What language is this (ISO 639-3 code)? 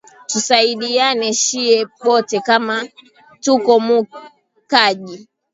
swa